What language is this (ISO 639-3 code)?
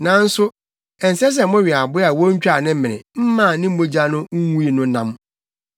aka